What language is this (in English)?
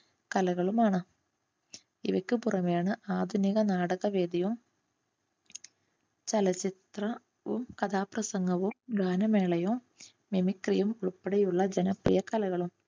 Malayalam